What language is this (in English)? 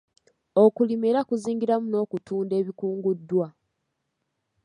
Ganda